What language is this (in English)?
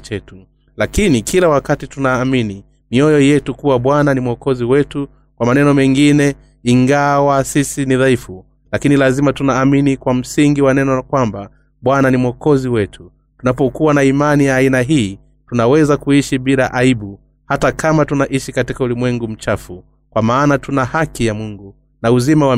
Swahili